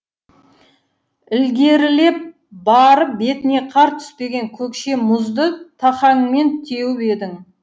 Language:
Kazakh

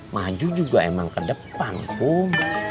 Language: Indonesian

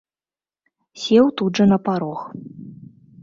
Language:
Belarusian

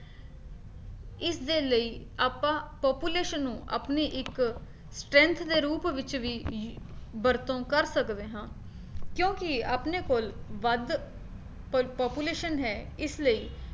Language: Punjabi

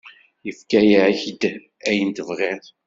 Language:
Kabyle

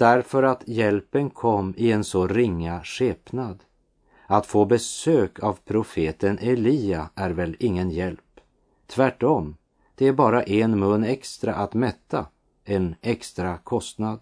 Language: Swedish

